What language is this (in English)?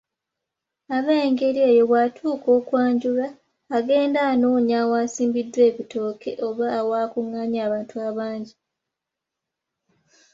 Ganda